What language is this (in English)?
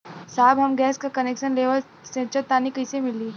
Bhojpuri